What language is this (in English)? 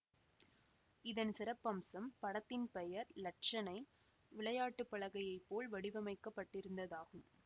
Tamil